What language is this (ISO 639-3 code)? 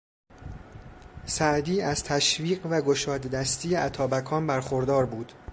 fas